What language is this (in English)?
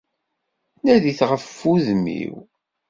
Kabyle